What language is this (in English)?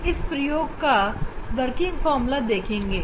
Hindi